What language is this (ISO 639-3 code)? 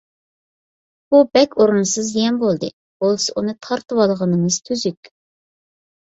uig